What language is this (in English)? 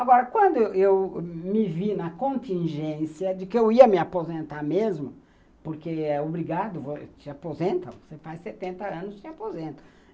Portuguese